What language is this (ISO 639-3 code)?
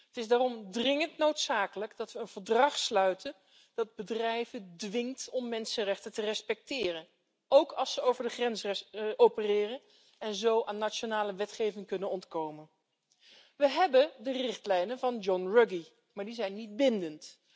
nld